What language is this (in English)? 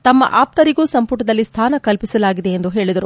Kannada